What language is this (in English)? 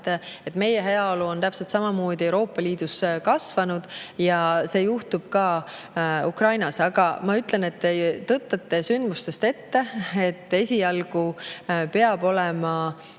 Estonian